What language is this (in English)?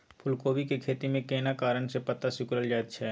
Maithili